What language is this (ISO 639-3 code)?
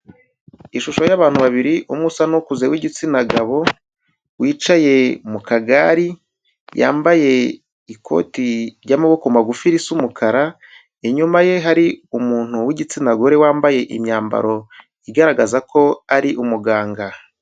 kin